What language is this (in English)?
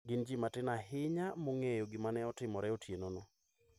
Luo (Kenya and Tanzania)